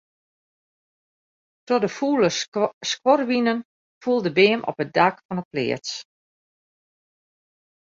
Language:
Western Frisian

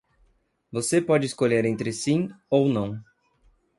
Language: Portuguese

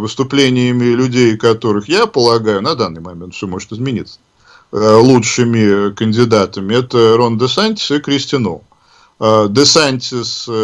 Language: Russian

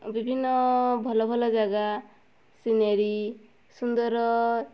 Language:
Odia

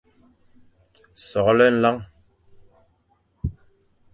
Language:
Fang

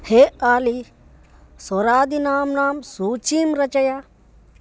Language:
Sanskrit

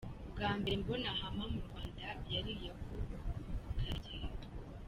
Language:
Kinyarwanda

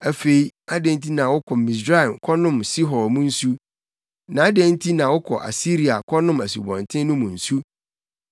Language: Akan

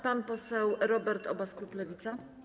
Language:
Polish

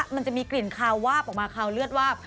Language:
Thai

